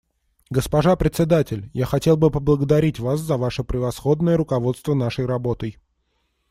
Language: Russian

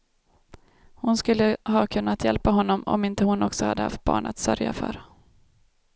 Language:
Swedish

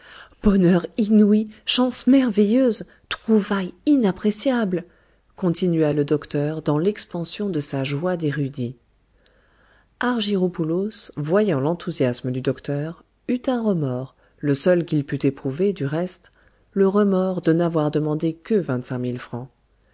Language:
French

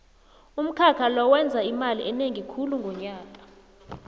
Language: South Ndebele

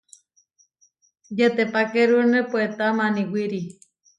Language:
Huarijio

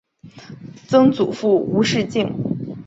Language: Chinese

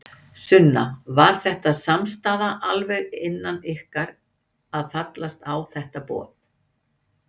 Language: Icelandic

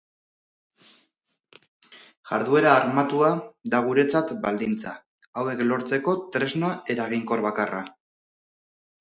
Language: Basque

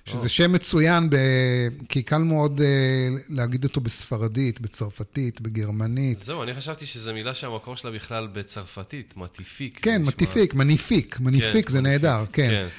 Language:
Hebrew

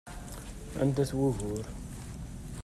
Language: Kabyle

